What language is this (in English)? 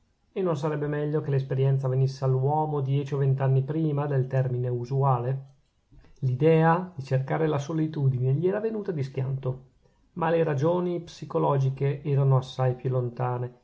Italian